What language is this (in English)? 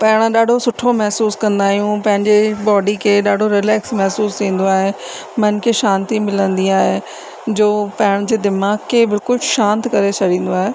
Sindhi